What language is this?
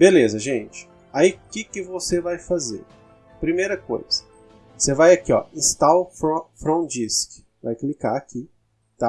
Portuguese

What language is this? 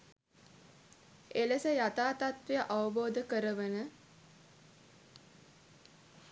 Sinhala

